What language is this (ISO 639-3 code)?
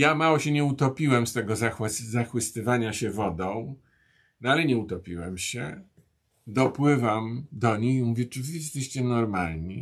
pol